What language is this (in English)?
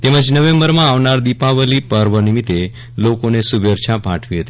Gujarati